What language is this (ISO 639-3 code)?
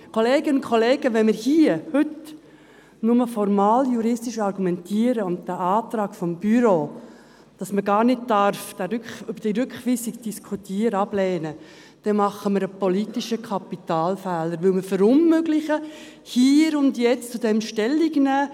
gsw